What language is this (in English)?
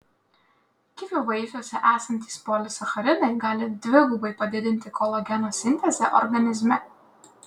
Lithuanian